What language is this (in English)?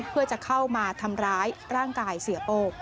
Thai